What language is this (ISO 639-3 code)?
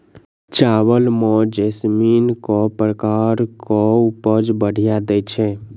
mai